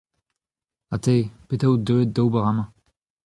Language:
Breton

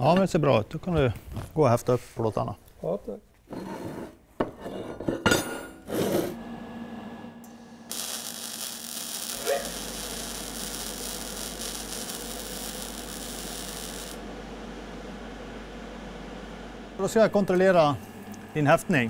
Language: Swedish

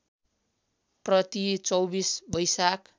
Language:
Nepali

